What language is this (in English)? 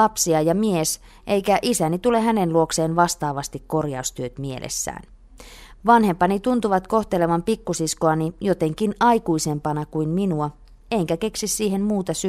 Finnish